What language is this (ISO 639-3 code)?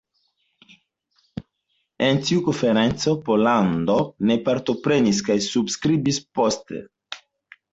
epo